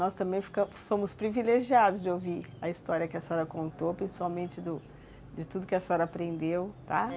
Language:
Portuguese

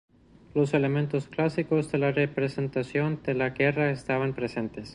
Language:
Spanish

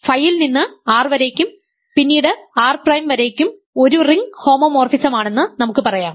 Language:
Malayalam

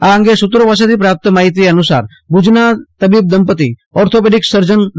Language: Gujarati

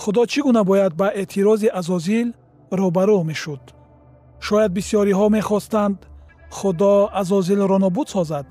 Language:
Persian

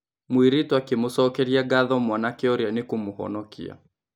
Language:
Kikuyu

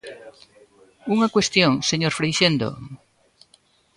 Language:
Galician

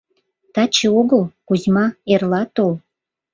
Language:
Mari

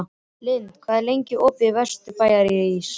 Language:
Icelandic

